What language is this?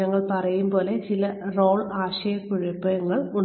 Malayalam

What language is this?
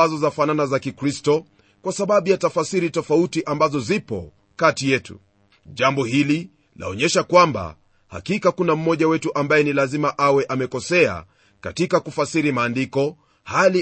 Swahili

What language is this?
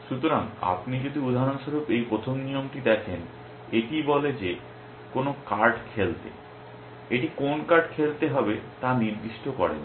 Bangla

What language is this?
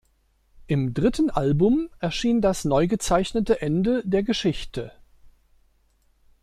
German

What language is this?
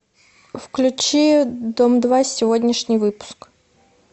Russian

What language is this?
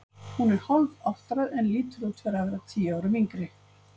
Icelandic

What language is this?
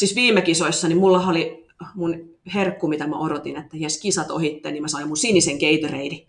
Finnish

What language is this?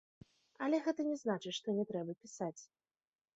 Belarusian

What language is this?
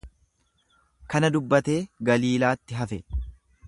Oromo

